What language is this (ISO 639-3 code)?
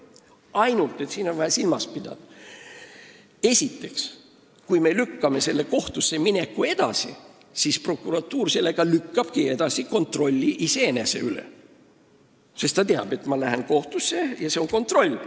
est